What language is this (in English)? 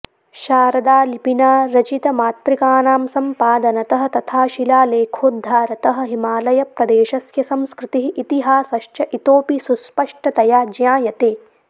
Sanskrit